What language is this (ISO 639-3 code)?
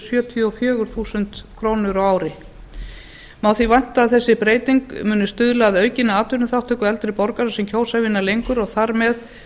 isl